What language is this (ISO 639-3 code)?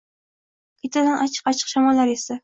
uzb